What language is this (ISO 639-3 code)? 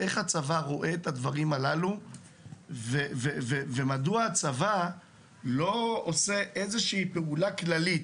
heb